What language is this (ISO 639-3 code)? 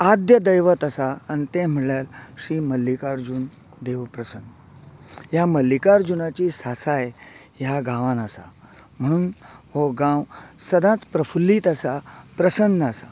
kok